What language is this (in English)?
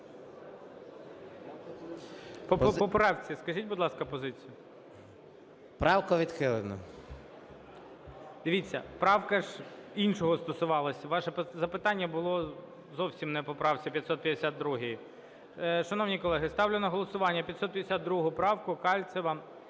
Ukrainian